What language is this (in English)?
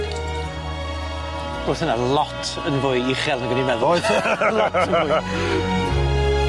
Welsh